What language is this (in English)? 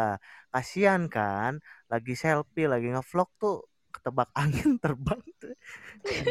Indonesian